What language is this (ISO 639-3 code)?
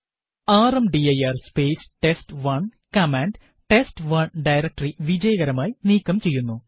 mal